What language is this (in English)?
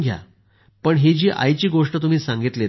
Marathi